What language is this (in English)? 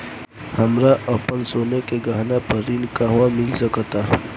Bhojpuri